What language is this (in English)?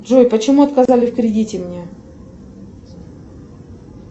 Russian